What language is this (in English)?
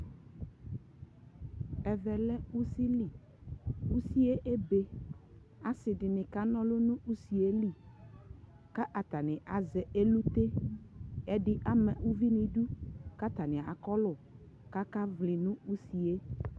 Ikposo